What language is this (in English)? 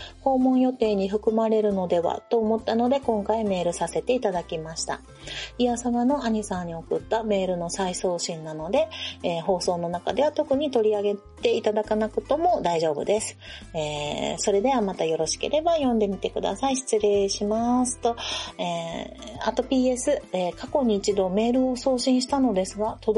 Japanese